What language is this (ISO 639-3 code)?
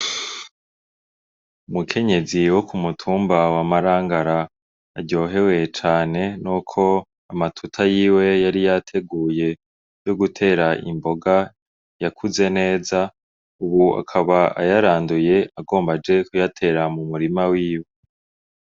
run